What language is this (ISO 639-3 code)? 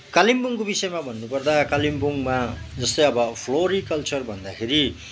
nep